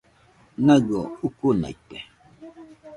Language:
Nüpode Huitoto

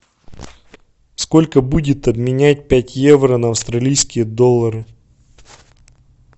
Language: Russian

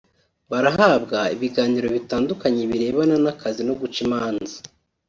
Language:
Kinyarwanda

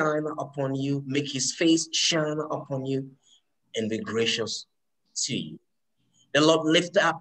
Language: English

